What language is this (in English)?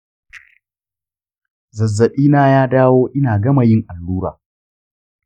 Hausa